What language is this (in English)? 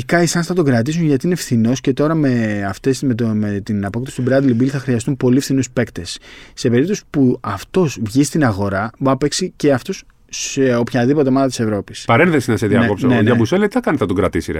Greek